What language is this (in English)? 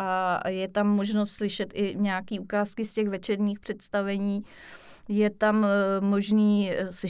Czech